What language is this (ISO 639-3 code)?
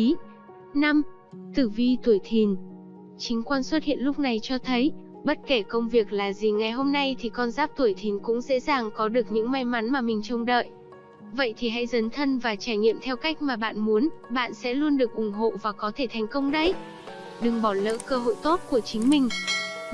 vie